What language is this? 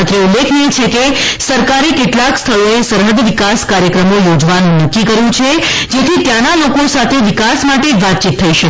Gujarati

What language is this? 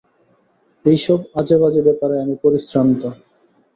Bangla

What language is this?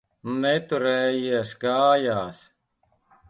Latvian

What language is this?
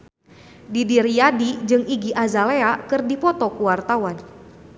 Sundanese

